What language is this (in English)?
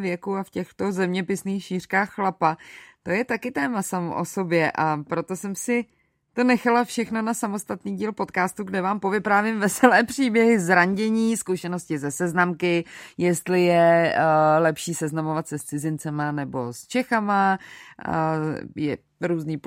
Czech